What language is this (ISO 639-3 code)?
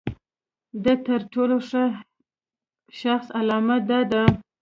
pus